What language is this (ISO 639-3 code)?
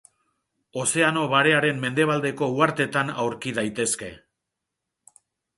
eus